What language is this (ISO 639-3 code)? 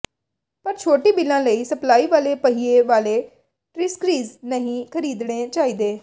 pan